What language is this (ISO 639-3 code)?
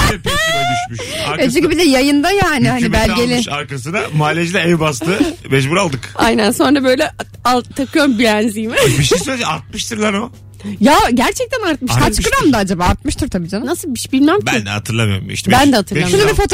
tur